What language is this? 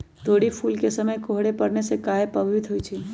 Magahi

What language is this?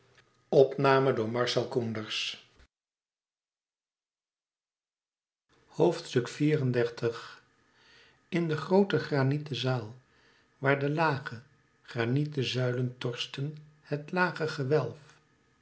Dutch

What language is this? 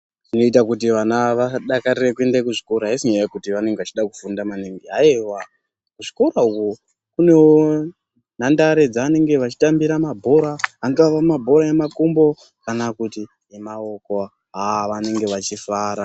Ndau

